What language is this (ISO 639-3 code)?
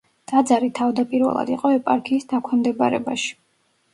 kat